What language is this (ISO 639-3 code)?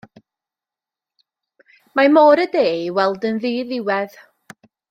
cym